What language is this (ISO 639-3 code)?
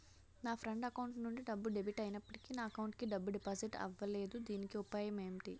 tel